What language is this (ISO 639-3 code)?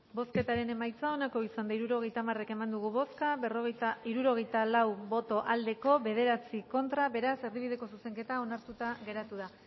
eus